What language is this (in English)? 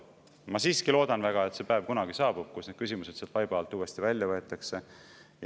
Estonian